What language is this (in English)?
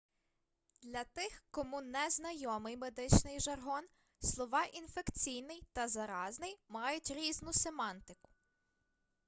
Ukrainian